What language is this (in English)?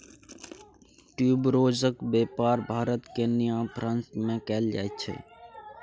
Maithili